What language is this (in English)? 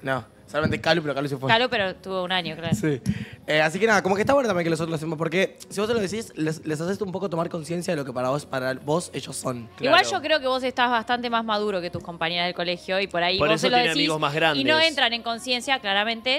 Spanish